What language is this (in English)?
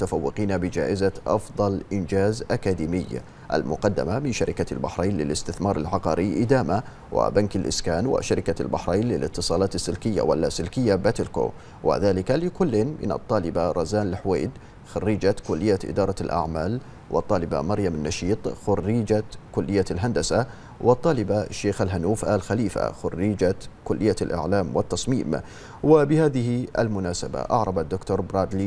Arabic